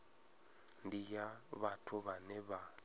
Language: Venda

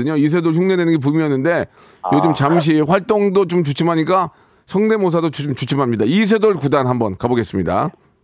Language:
Korean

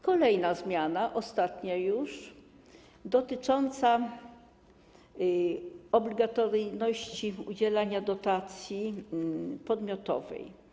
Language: Polish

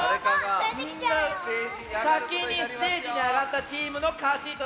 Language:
Japanese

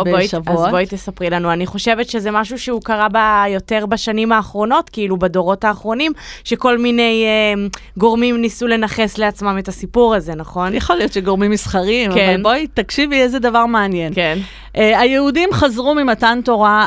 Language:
Hebrew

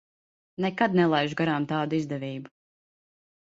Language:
Latvian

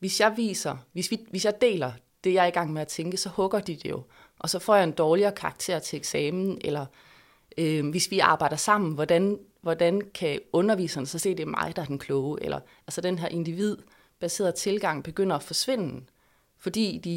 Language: Danish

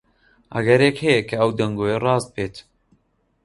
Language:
Central Kurdish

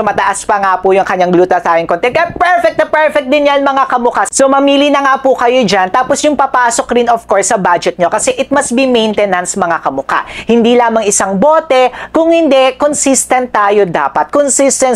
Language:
Filipino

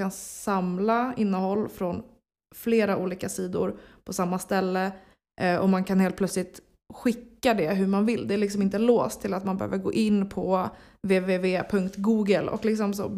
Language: Swedish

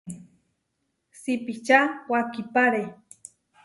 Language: Huarijio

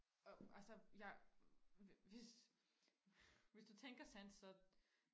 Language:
Danish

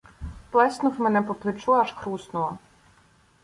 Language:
Ukrainian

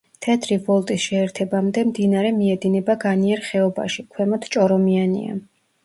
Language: Georgian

